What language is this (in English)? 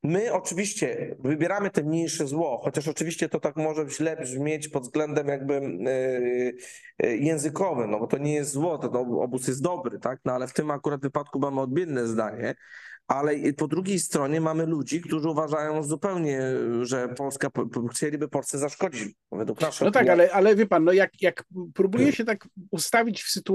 Polish